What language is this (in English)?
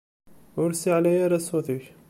Kabyle